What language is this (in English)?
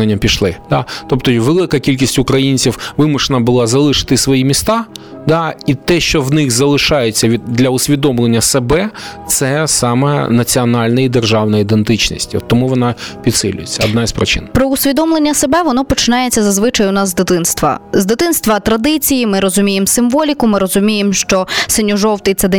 Ukrainian